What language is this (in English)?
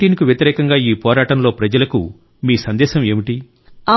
Telugu